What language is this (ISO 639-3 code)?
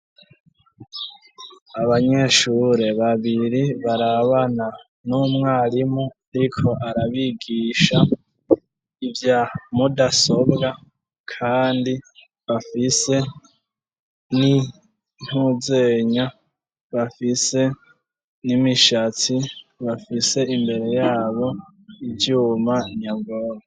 run